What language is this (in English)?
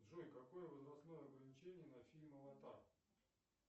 Russian